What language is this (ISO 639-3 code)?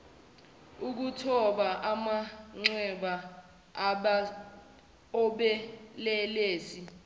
zul